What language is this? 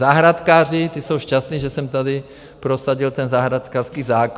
Czech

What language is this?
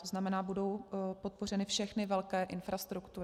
Czech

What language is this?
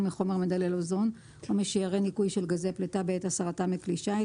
Hebrew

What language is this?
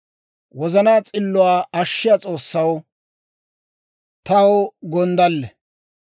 Dawro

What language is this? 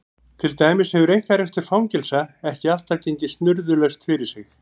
Icelandic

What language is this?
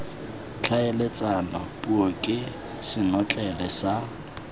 Tswana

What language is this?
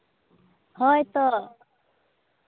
Santali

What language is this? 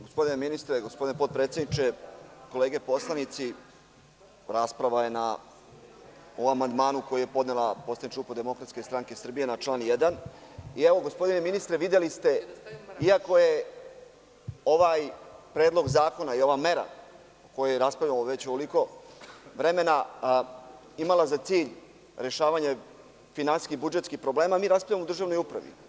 Serbian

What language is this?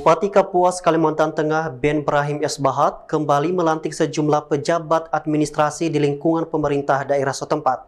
Indonesian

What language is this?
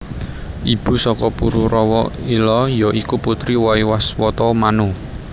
Javanese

